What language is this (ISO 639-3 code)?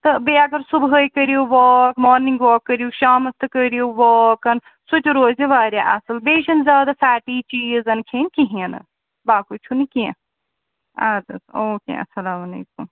kas